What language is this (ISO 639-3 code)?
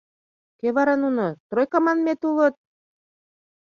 chm